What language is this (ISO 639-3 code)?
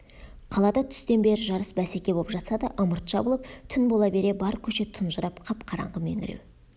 kaz